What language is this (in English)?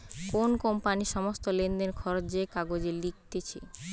Bangla